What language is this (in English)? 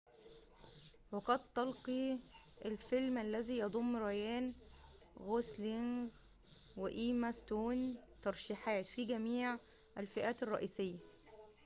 Arabic